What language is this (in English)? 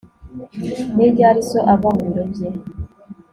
Kinyarwanda